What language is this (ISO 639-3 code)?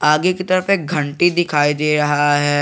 hin